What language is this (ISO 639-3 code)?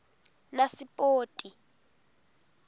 ssw